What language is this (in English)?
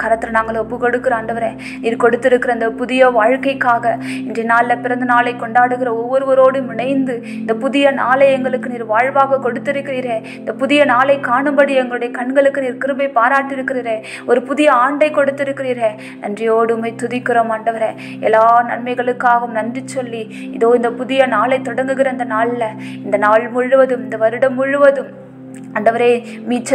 Hindi